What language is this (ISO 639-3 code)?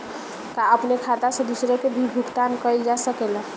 bho